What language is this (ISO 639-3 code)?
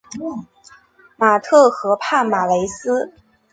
zho